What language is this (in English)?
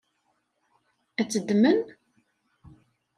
Kabyle